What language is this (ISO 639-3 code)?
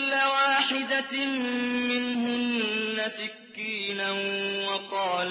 ara